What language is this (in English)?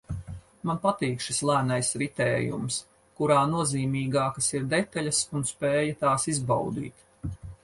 Latvian